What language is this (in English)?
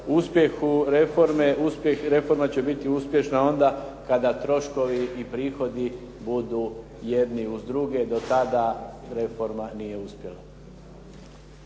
Croatian